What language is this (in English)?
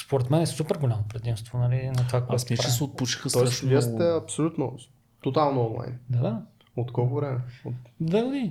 Bulgarian